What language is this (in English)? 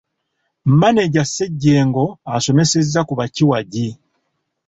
Ganda